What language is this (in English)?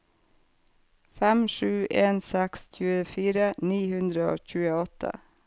Norwegian